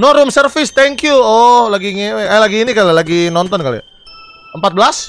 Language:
Indonesian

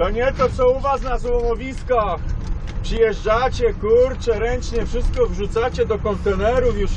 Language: Polish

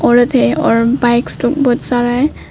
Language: Hindi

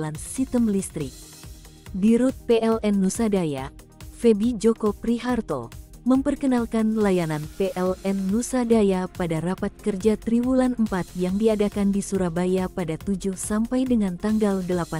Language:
Indonesian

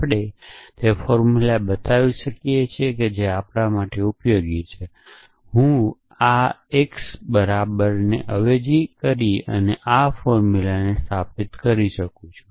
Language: Gujarati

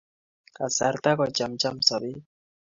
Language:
Kalenjin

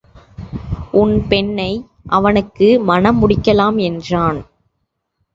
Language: Tamil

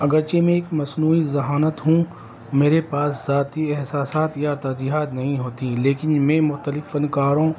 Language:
Urdu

